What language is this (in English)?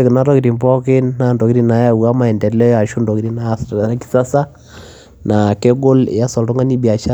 Masai